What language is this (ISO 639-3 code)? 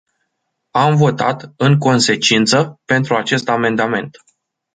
ron